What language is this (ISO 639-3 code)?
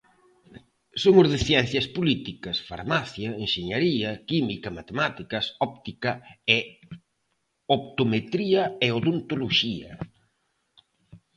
glg